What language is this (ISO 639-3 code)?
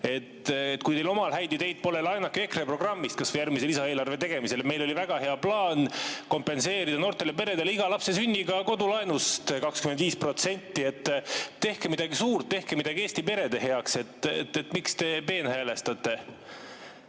est